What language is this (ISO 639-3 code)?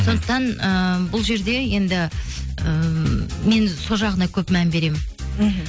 kaz